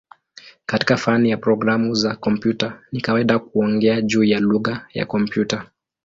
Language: Swahili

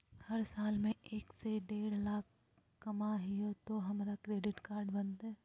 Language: Magahi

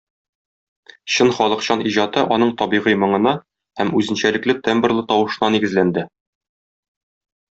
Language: Tatar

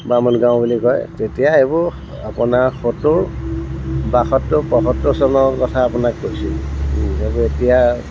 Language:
Assamese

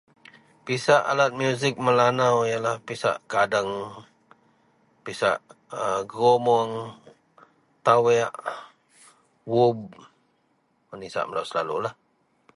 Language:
Central Melanau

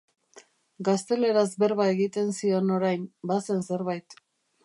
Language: Basque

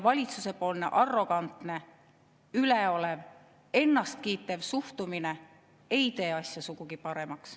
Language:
Estonian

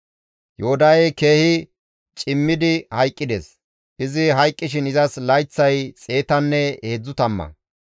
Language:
Gamo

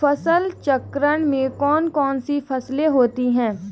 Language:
Hindi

